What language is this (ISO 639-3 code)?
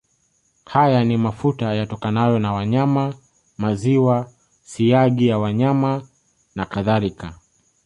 swa